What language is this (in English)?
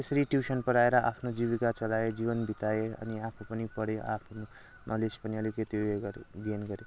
Nepali